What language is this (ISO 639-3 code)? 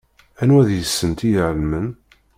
kab